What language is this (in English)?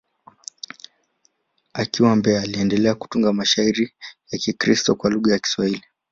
Swahili